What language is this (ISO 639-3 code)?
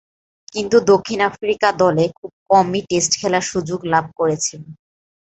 ben